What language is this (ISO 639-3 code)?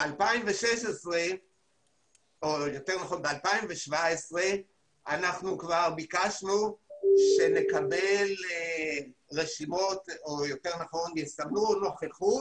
heb